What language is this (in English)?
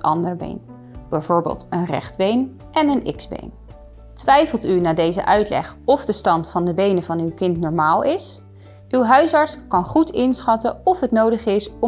Dutch